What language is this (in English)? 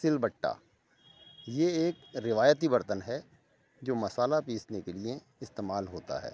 Urdu